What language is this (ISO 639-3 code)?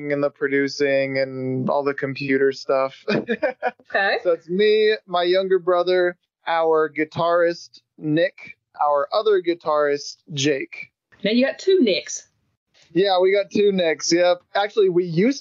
eng